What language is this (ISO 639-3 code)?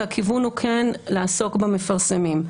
heb